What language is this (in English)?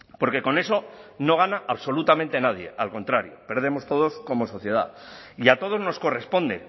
Spanish